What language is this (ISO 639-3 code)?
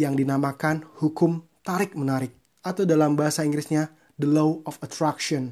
ind